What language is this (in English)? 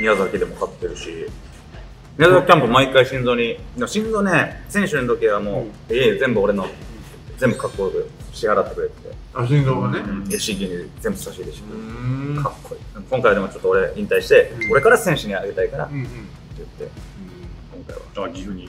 Japanese